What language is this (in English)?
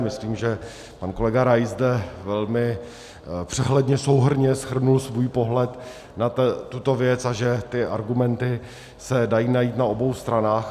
Czech